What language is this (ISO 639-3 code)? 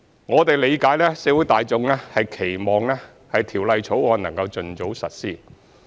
yue